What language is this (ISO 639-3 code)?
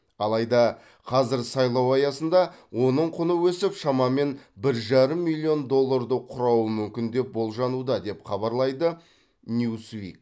kaz